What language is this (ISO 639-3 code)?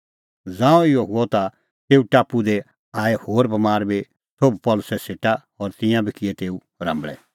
kfx